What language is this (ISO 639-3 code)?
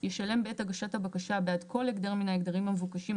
heb